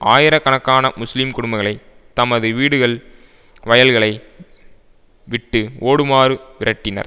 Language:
Tamil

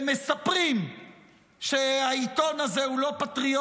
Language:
Hebrew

